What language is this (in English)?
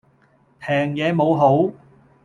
Cantonese